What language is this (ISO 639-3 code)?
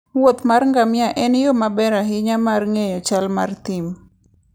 luo